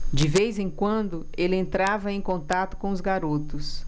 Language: Portuguese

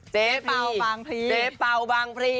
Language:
Thai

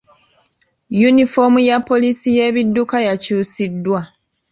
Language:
Ganda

